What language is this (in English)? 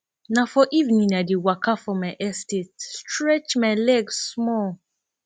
Nigerian Pidgin